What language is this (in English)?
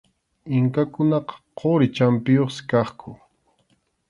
Arequipa-La Unión Quechua